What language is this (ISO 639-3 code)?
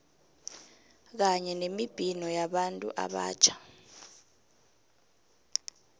nbl